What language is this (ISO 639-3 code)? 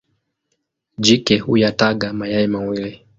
swa